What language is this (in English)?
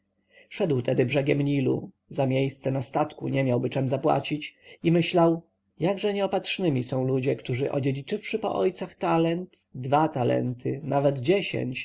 Polish